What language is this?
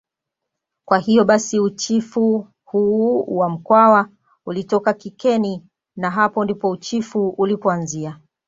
Swahili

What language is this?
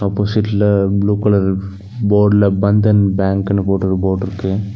Tamil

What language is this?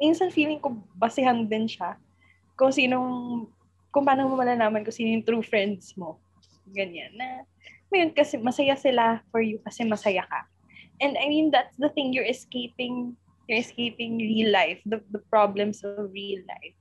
Filipino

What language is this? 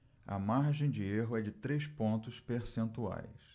Portuguese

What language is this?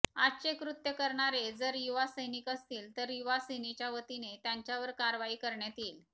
Marathi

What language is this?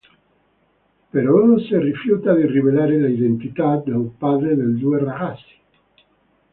Italian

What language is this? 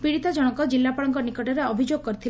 Odia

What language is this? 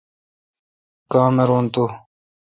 Kalkoti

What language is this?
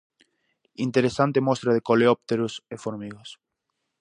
Galician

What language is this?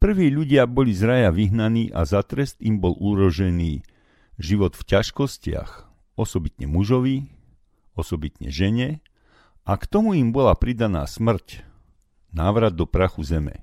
Slovak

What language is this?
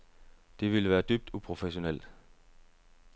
Danish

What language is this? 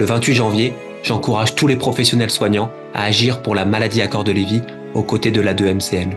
French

